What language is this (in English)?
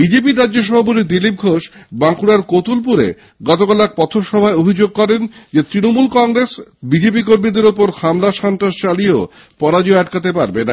Bangla